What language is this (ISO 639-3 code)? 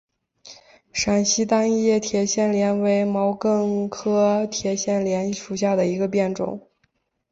zho